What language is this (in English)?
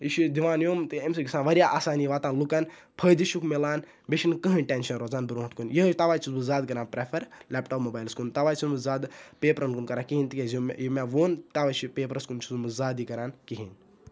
Kashmiri